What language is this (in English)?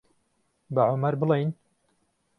Central Kurdish